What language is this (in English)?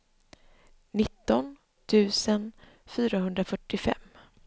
Swedish